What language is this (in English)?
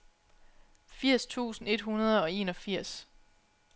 Danish